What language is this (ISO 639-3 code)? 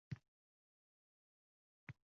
uzb